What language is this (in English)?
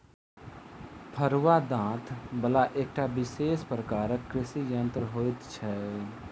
Maithili